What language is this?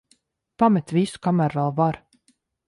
Latvian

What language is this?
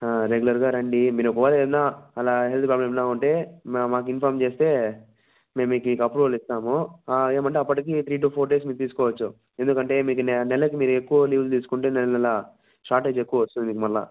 Telugu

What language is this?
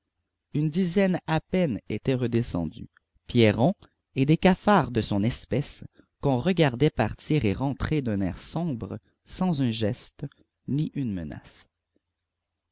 French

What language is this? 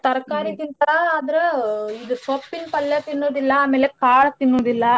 Kannada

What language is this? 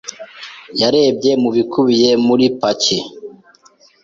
Kinyarwanda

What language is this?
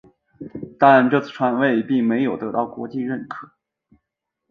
Chinese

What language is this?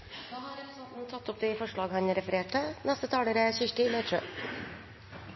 Norwegian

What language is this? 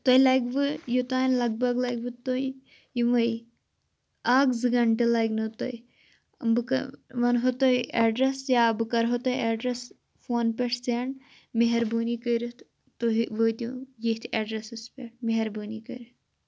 Kashmiri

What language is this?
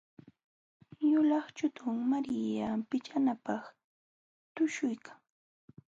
Jauja Wanca Quechua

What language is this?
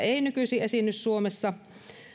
Finnish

